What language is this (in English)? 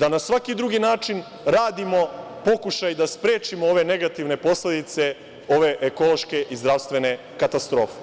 Serbian